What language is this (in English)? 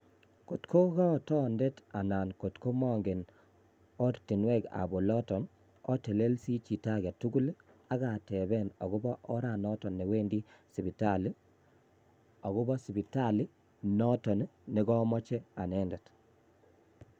Kalenjin